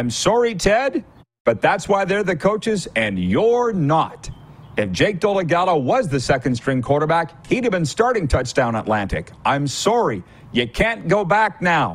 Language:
English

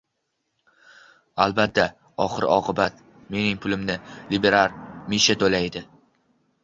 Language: Uzbek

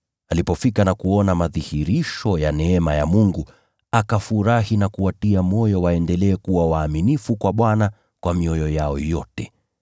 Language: Swahili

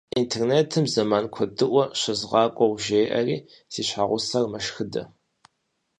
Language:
Kabardian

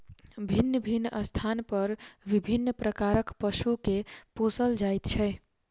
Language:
Maithili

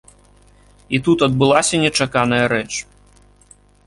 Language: Belarusian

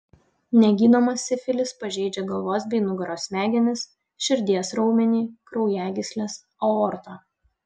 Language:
Lithuanian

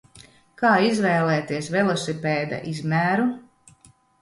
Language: Latvian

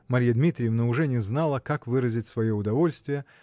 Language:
Russian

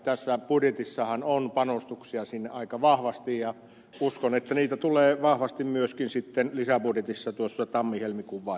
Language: Finnish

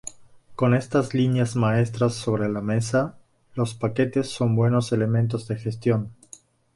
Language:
Spanish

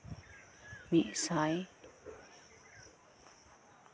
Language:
Santali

